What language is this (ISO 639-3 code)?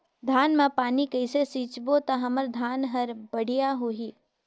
hne